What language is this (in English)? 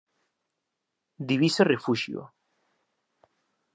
Galician